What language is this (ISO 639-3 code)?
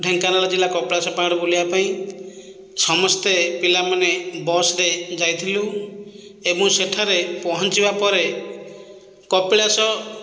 ori